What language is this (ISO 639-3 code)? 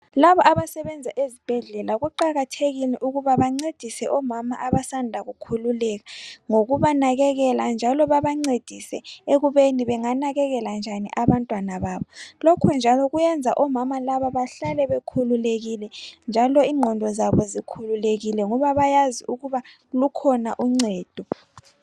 nde